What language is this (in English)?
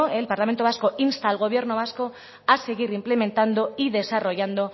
Spanish